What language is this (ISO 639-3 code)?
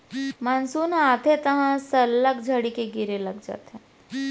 hne